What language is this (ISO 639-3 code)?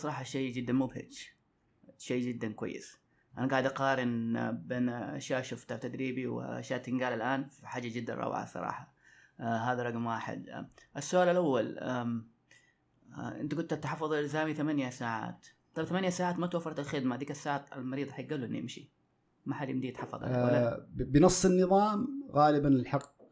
ara